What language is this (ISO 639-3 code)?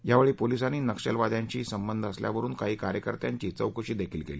mar